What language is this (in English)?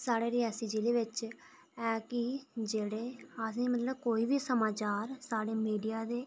Dogri